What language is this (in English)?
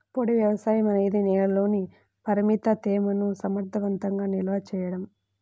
Telugu